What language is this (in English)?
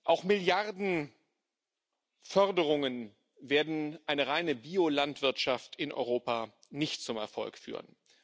German